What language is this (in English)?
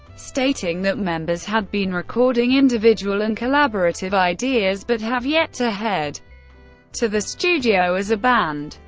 English